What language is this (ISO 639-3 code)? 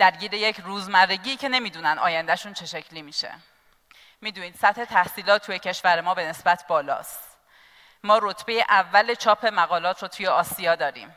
fas